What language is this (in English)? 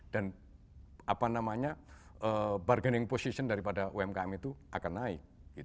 Indonesian